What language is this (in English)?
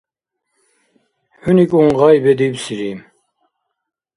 Dargwa